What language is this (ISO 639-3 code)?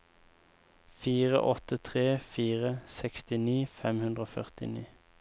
nor